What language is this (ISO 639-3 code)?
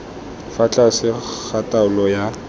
tsn